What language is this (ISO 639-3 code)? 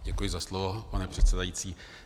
ces